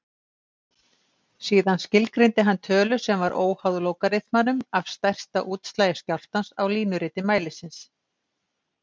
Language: Icelandic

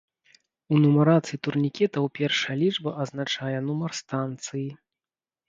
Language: Belarusian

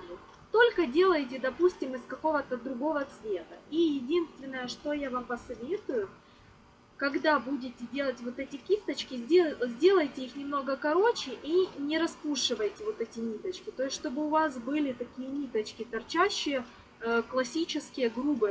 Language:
Russian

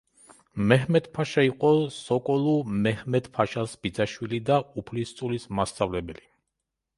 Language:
Georgian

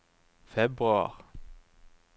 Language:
Norwegian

